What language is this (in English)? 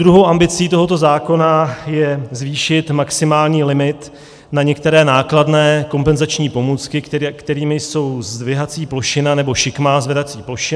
Czech